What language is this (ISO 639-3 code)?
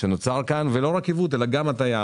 heb